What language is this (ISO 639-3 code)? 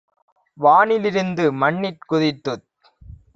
tam